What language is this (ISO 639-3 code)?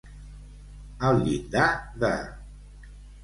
cat